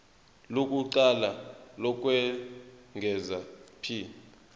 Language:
Zulu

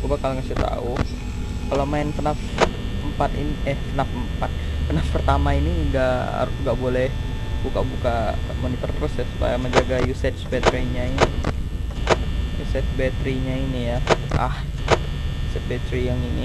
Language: Indonesian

